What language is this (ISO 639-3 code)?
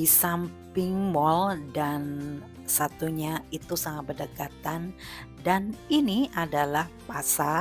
ind